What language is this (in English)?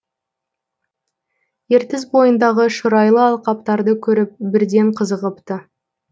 Kazakh